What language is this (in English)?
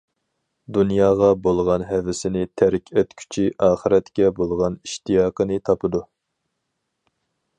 Uyghur